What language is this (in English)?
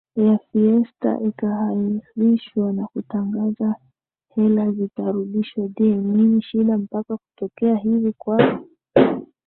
Swahili